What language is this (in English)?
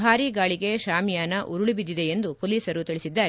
Kannada